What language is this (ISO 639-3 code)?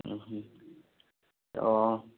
ori